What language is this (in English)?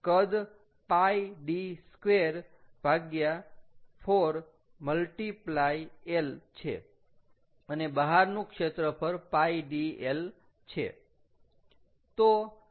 Gujarati